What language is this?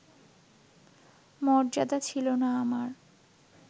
Bangla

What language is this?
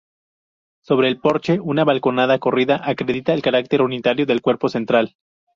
Spanish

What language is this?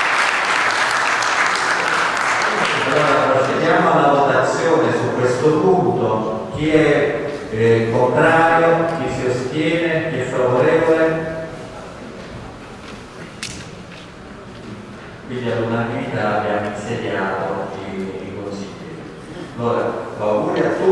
Italian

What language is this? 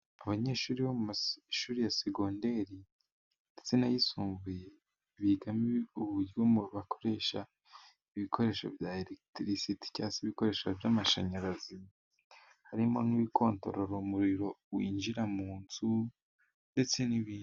Kinyarwanda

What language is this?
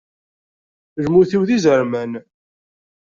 Kabyle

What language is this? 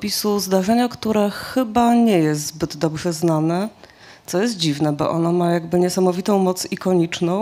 Polish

